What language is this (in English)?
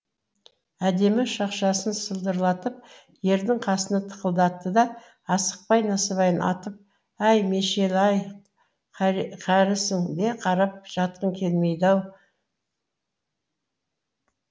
Kazakh